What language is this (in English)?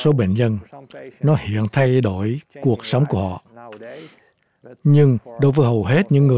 Vietnamese